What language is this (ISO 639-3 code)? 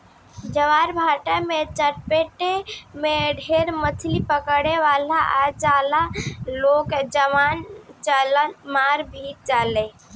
bho